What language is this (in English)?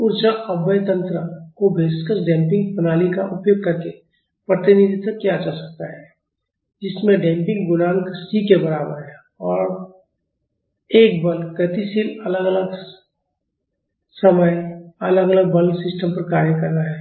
Hindi